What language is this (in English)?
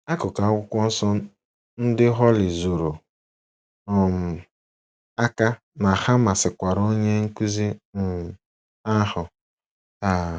Igbo